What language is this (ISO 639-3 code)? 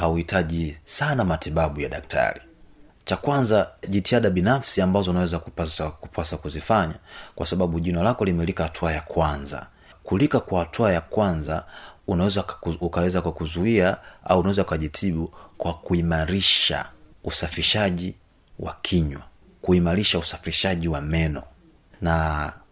swa